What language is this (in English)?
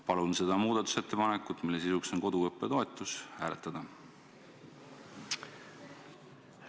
Estonian